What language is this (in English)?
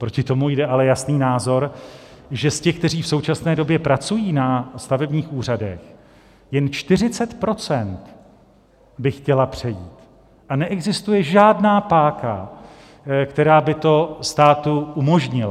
Czech